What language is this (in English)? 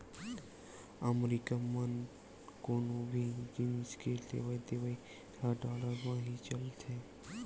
Chhattisgarhi